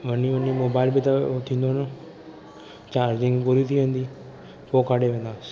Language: Sindhi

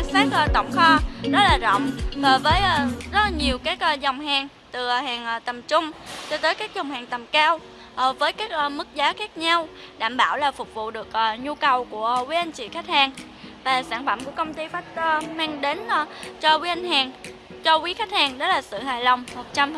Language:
Vietnamese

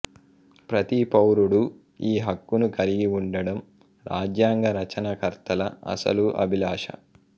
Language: Telugu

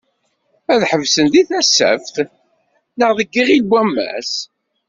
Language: Kabyle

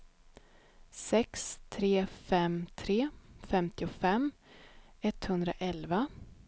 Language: Swedish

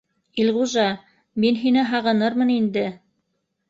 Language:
Bashkir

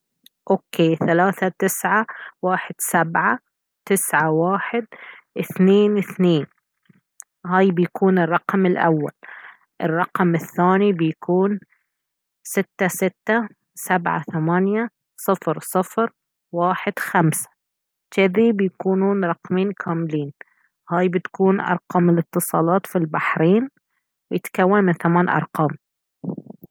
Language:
Baharna Arabic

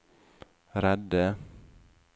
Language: Norwegian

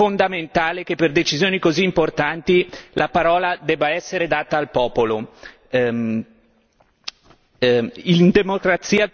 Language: Italian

